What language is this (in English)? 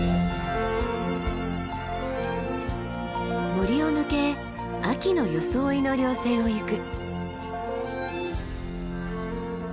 Japanese